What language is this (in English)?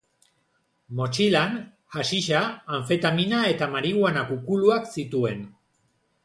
Basque